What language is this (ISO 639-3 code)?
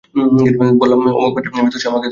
ben